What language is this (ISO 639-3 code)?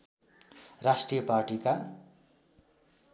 nep